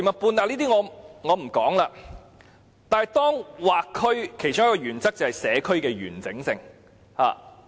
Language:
Cantonese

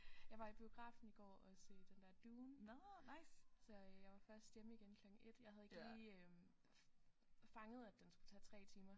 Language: Danish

